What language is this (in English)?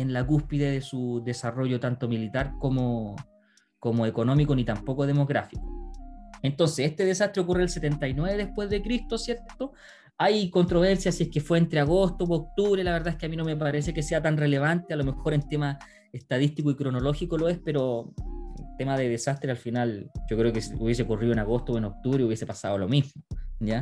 Spanish